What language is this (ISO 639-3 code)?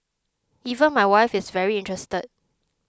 eng